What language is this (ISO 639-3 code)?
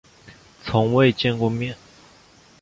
zho